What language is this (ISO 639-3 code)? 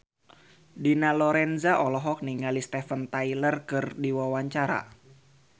sun